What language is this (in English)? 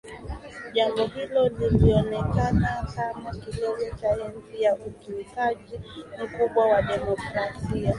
Swahili